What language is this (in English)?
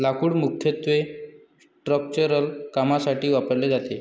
Marathi